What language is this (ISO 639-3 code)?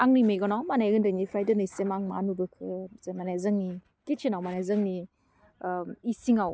brx